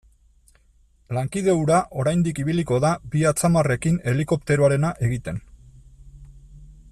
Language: Basque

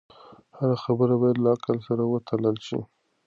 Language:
Pashto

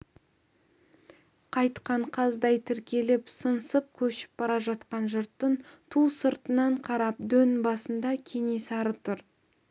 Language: Kazakh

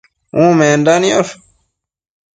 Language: Matsés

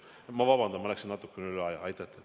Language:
Estonian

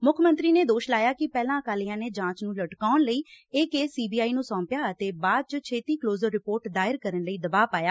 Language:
Punjabi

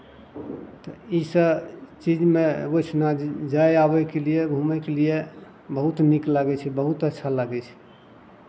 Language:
Maithili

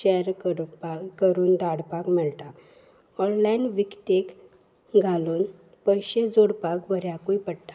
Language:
Konkani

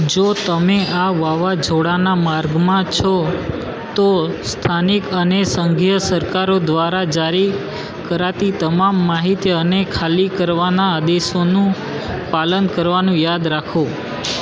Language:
Gujarati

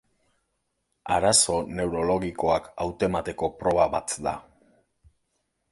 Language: Basque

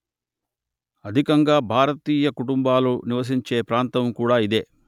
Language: Telugu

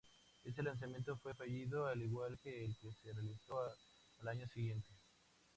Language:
Spanish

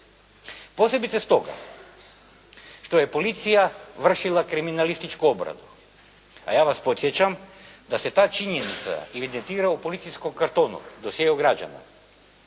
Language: Croatian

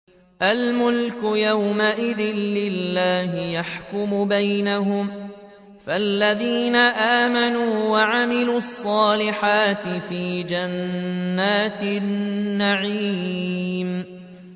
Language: Arabic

